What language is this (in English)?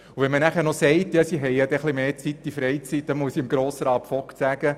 Swiss German